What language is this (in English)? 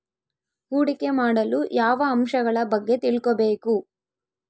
Kannada